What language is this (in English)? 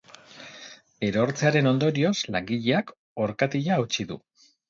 Basque